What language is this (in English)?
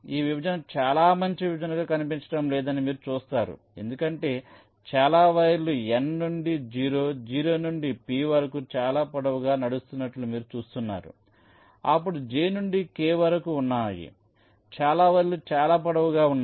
Telugu